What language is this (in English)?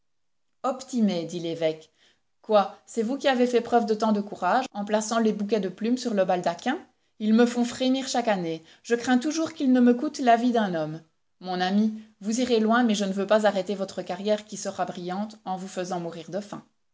French